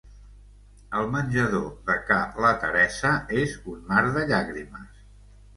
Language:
Catalan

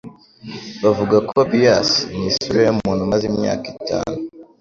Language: Kinyarwanda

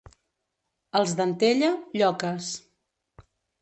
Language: Catalan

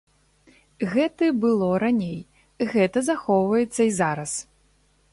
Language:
Belarusian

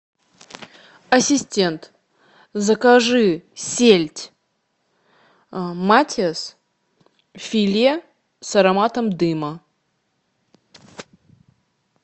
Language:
Russian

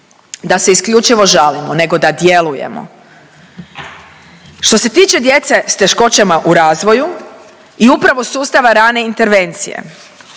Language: Croatian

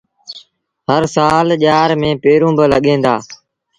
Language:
Sindhi Bhil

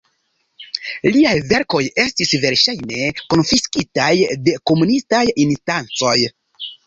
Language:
Esperanto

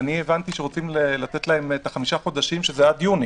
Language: Hebrew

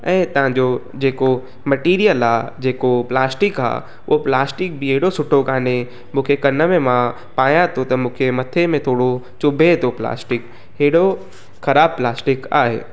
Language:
Sindhi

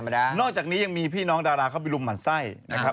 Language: Thai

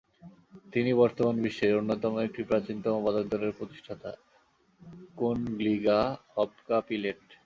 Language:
Bangla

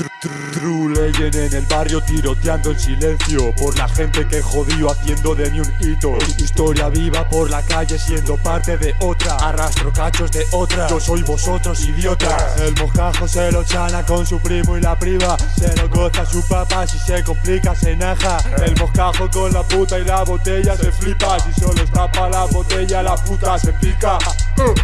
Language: Dutch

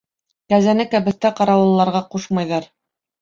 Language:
Bashkir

